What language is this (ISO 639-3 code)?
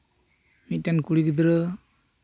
sat